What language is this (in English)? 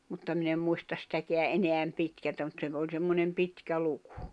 Finnish